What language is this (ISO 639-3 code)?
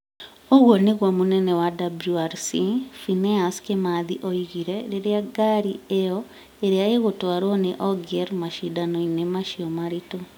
kik